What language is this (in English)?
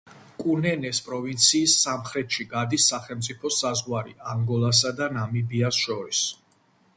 Georgian